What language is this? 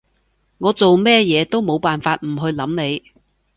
Cantonese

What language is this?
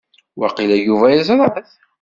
Kabyle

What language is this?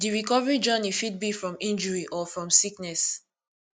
Nigerian Pidgin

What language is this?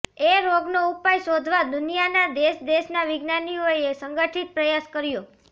Gujarati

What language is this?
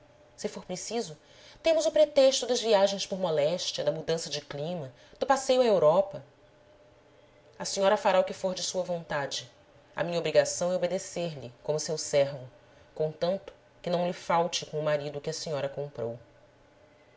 Portuguese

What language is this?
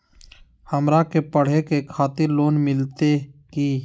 Magahi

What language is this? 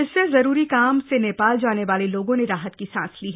Hindi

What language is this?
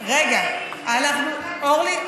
Hebrew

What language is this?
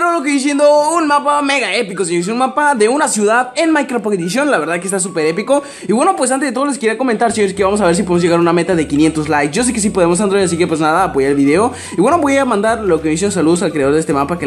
Spanish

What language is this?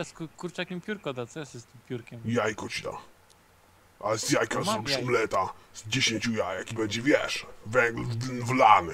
Polish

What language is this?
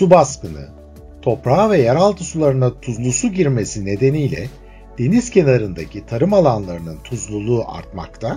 Turkish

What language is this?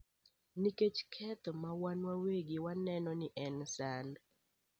Luo (Kenya and Tanzania)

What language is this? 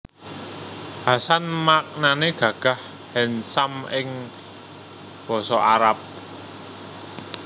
Javanese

